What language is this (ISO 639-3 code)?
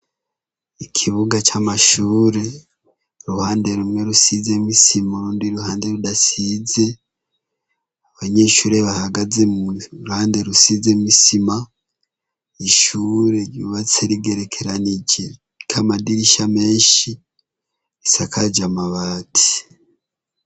run